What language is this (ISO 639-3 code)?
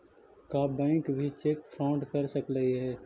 mag